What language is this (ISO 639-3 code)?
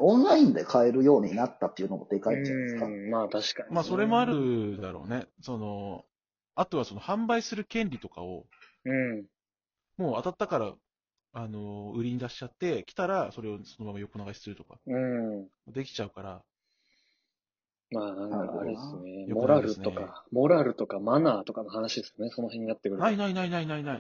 jpn